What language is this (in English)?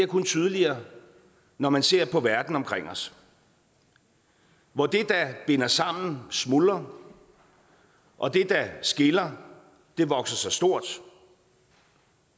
Danish